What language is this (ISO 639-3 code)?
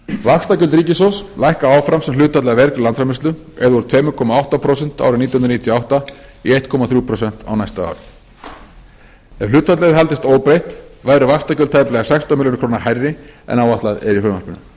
isl